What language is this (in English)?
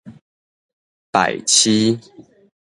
Min Nan Chinese